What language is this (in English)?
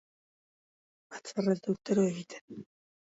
Basque